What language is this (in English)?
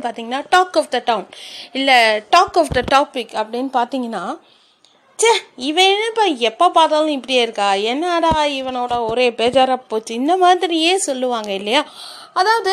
Tamil